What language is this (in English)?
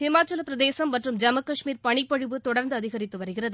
Tamil